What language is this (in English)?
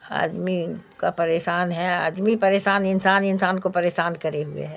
Urdu